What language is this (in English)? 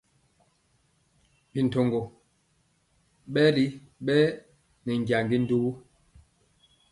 Mpiemo